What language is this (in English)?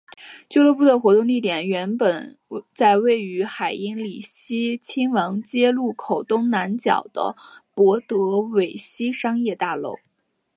Chinese